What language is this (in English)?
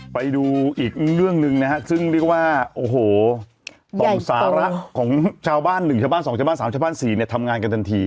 Thai